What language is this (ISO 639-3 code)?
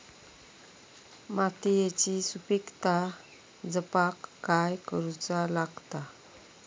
mar